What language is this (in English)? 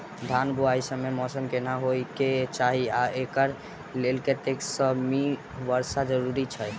Maithili